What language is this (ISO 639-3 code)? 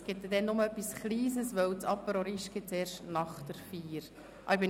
gsw